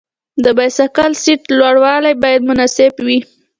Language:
Pashto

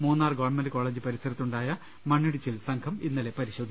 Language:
Malayalam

